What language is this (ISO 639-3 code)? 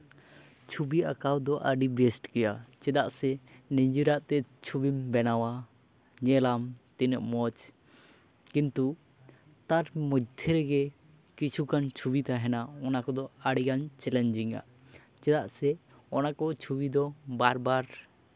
sat